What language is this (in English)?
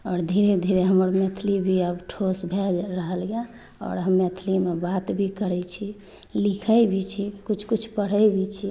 Maithili